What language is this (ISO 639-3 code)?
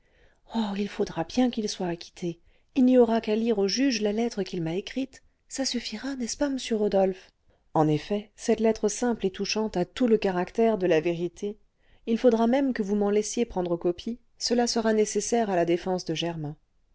fra